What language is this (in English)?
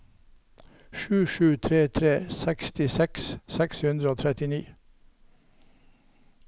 Norwegian